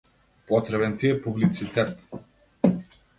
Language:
Macedonian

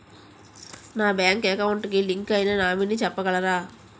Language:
Telugu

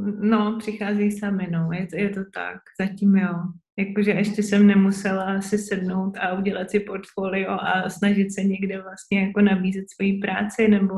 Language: Czech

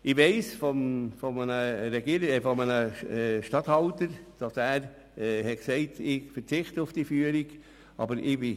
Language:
Swiss German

